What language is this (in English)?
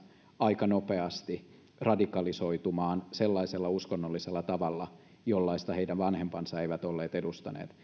Finnish